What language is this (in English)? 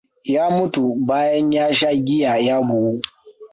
Hausa